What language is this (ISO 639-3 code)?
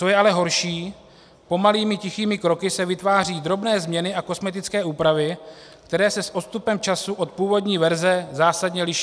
ces